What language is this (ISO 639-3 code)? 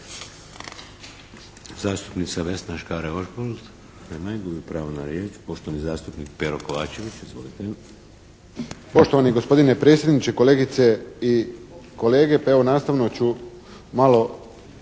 hrv